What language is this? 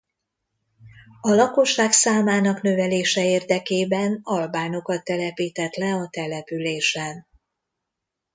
Hungarian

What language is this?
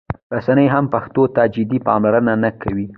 Pashto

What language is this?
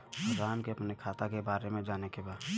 Bhojpuri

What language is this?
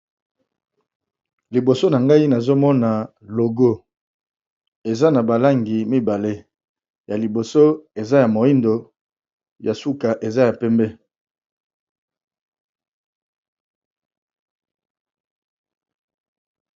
Lingala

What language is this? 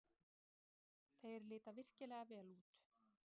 Icelandic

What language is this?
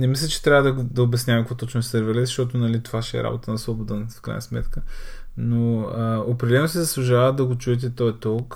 Bulgarian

